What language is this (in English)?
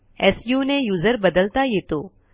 Marathi